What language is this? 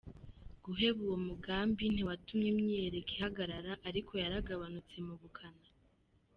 Kinyarwanda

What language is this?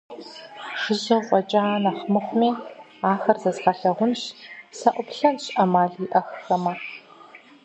Kabardian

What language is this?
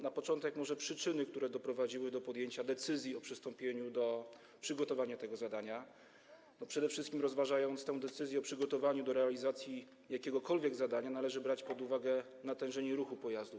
Polish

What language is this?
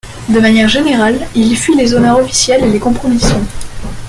French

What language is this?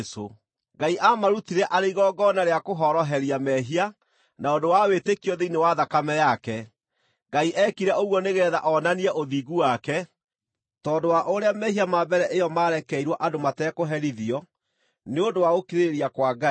Kikuyu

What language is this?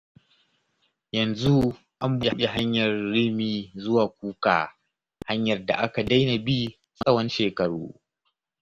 Hausa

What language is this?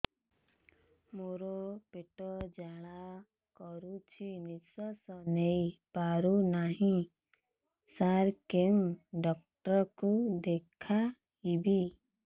Odia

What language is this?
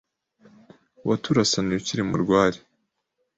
Kinyarwanda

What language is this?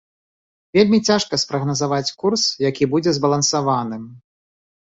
Belarusian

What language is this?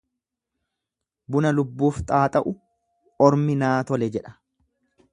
Oromo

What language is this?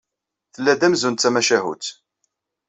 Kabyle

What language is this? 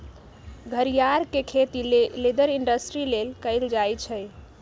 Magahi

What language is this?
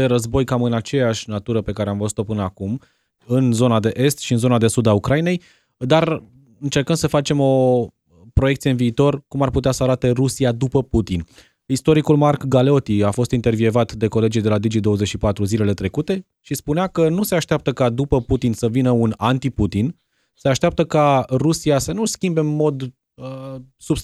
Romanian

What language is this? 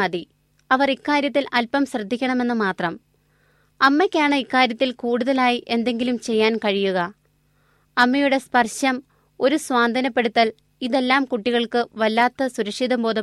Malayalam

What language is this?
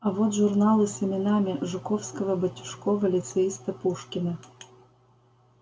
Russian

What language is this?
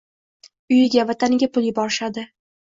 Uzbek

